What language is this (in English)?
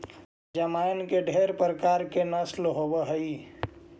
Magahi